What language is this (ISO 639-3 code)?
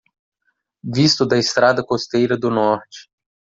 por